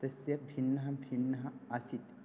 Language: Sanskrit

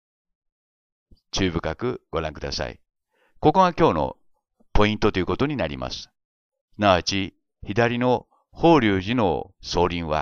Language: Japanese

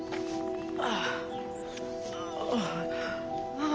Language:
Japanese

